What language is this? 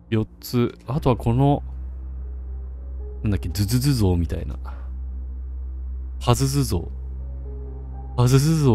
Japanese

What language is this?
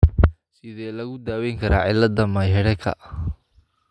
Somali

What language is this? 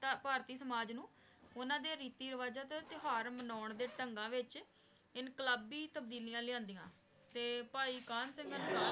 Punjabi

